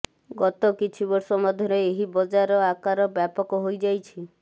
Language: Odia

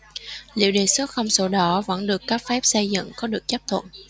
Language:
Vietnamese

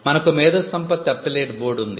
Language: Telugu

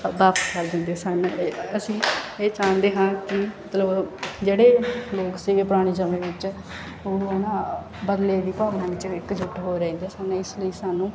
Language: Punjabi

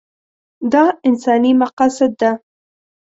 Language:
Pashto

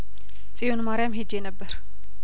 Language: Amharic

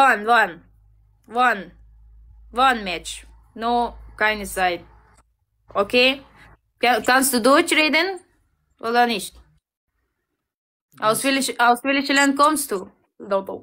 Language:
Persian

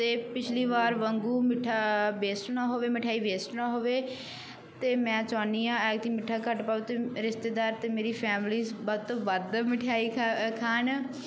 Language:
Punjabi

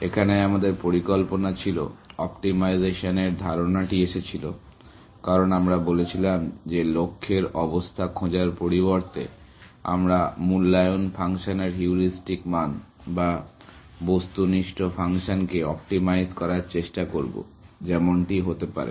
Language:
Bangla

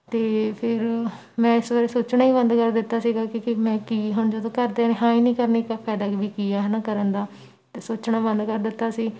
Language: Punjabi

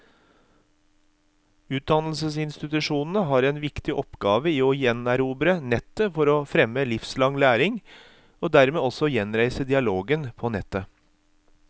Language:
Norwegian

